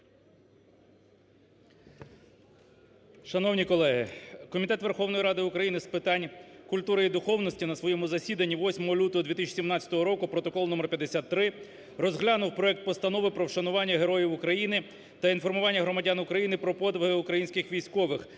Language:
Ukrainian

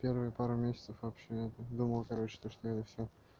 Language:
Russian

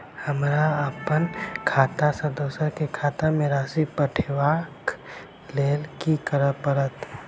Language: Maithili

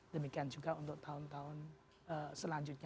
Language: Indonesian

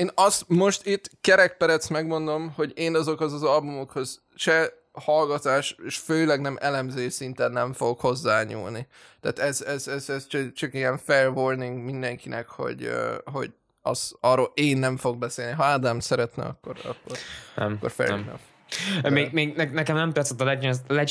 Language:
Hungarian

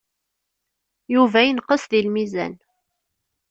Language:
Kabyle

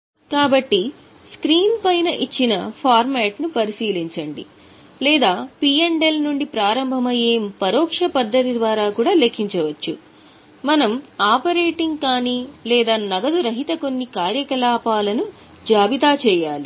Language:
Telugu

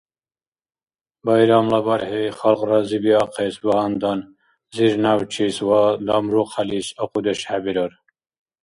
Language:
Dargwa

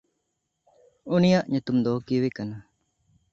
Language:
Santali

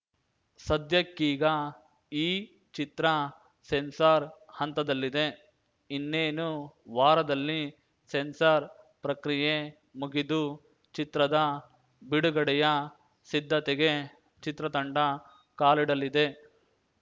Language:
Kannada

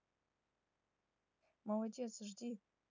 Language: Russian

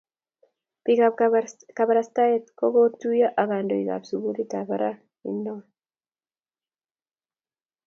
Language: Kalenjin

